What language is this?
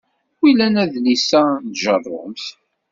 Kabyle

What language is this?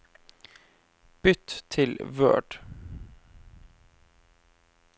Norwegian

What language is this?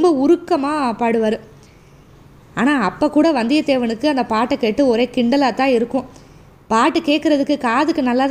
Tamil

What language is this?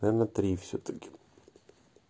Russian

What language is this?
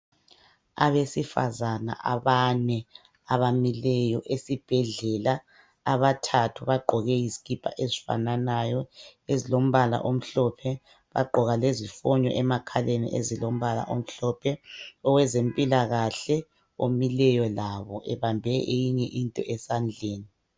North Ndebele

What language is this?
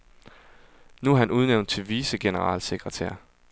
Danish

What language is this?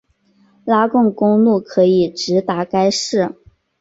Chinese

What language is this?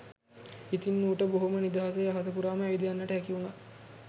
Sinhala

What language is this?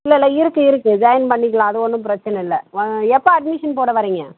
Tamil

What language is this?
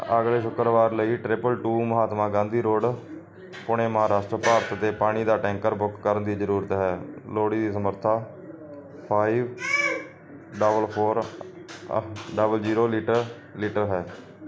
Punjabi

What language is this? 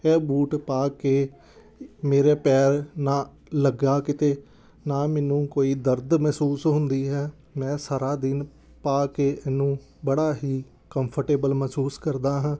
Punjabi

